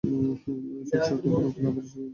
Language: Bangla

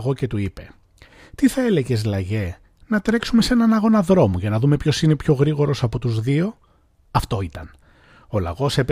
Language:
Greek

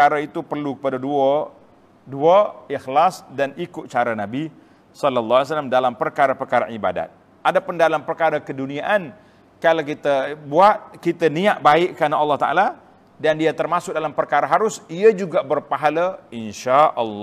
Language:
Malay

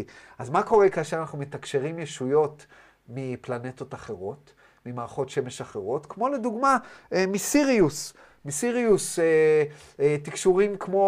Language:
Hebrew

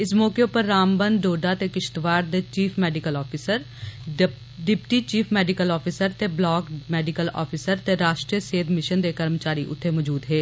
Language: Dogri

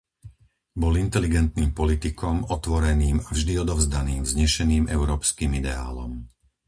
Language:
Slovak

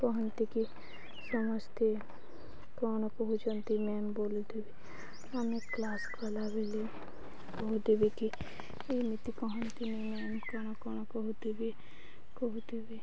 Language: Odia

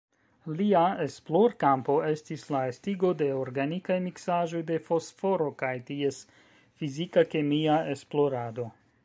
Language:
Esperanto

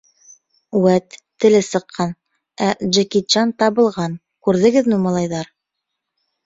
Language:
Bashkir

